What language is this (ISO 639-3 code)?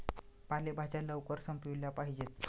mar